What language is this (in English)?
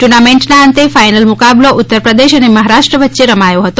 Gujarati